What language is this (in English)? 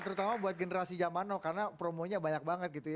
Indonesian